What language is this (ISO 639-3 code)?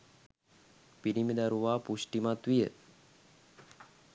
sin